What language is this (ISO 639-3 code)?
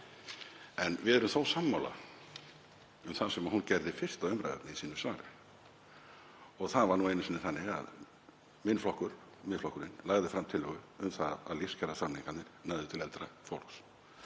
isl